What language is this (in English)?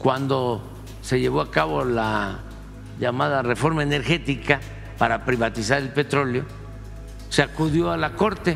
Spanish